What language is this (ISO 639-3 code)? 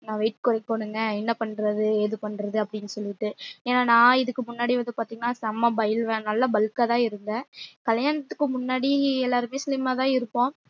tam